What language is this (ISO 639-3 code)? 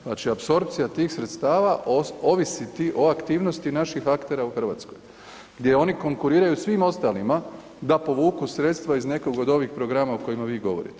hrv